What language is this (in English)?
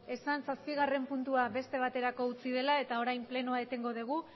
Basque